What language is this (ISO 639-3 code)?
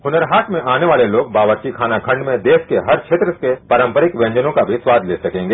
hin